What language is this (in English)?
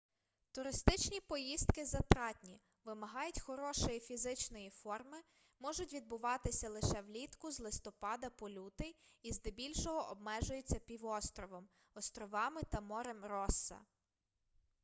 Ukrainian